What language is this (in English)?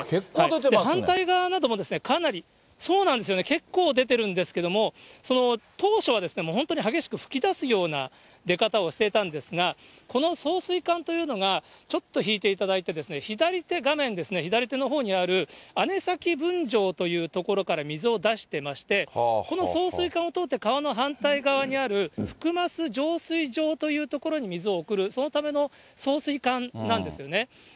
Japanese